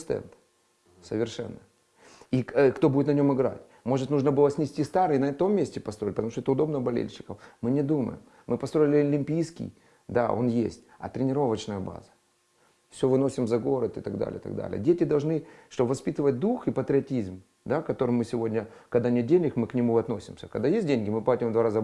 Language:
Russian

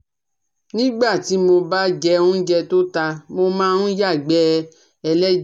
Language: Yoruba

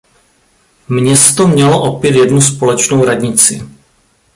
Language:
Czech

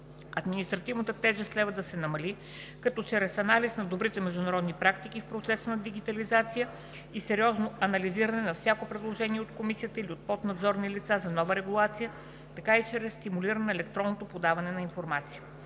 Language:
Bulgarian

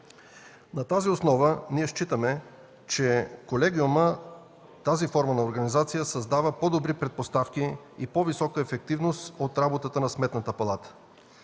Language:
Bulgarian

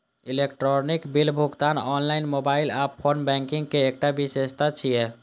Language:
Maithili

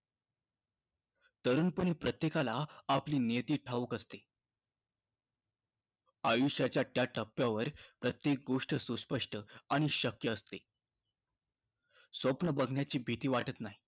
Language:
Marathi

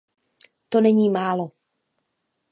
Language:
Czech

